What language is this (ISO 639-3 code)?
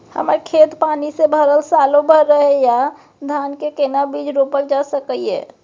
mai